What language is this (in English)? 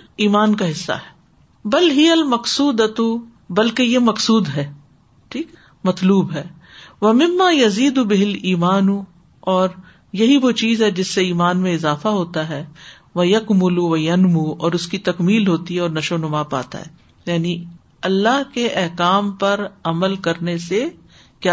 Urdu